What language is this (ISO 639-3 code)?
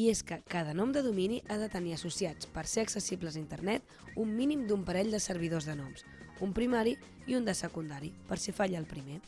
cat